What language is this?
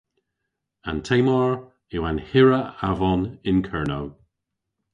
Cornish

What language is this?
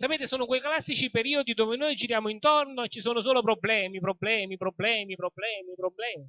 Italian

